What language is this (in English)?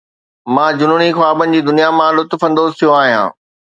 Sindhi